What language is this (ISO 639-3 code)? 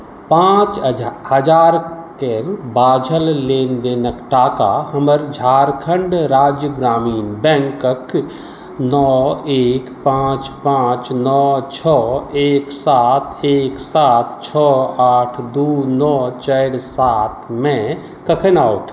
mai